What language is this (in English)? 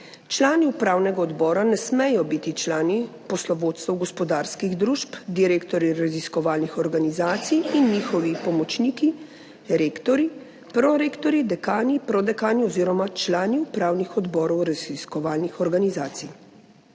Slovenian